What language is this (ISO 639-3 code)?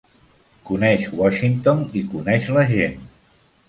cat